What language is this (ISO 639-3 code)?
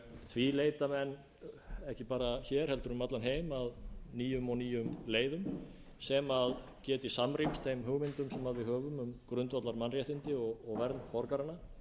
isl